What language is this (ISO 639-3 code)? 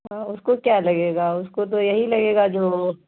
urd